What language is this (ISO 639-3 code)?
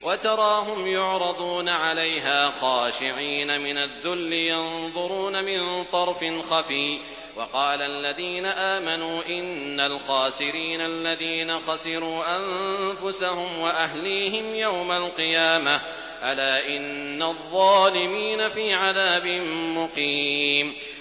ara